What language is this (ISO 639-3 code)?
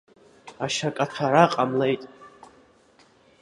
abk